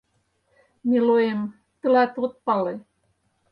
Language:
Mari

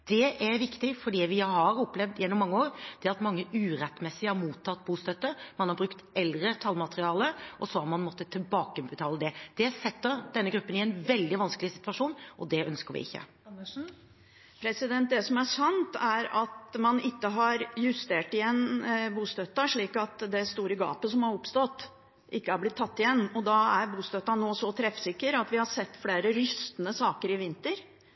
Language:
Norwegian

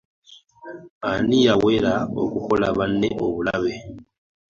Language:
Ganda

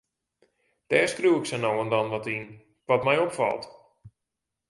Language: Western Frisian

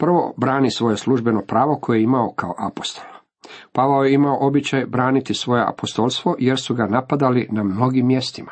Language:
Croatian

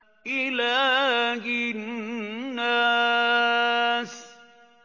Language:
Arabic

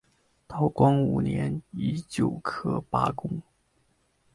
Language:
Chinese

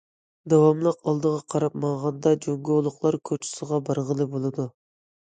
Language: Uyghur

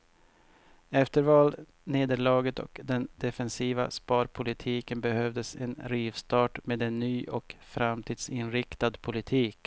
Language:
Swedish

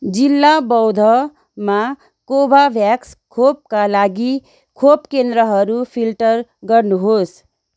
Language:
Nepali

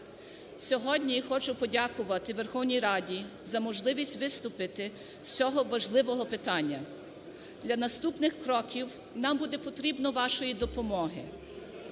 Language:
Ukrainian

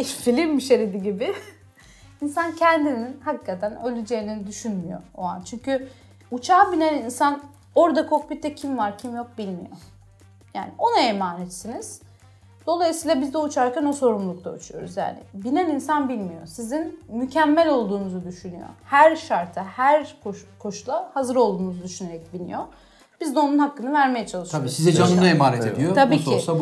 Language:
Turkish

